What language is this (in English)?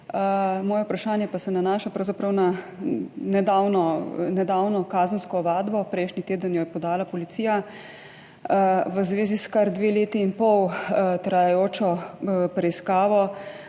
Slovenian